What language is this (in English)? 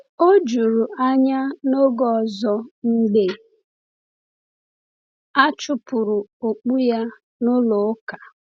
Igbo